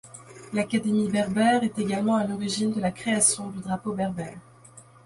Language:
French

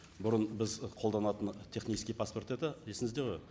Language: Kazakh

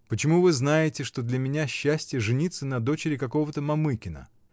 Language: Russian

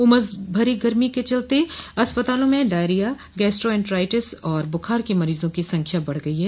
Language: Hindi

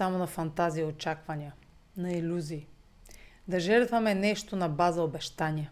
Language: Bulgarian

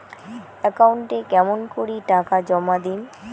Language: Bangla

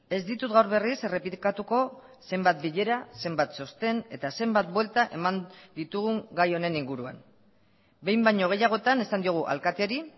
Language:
Basque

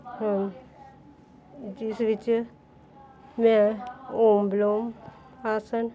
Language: Punjabi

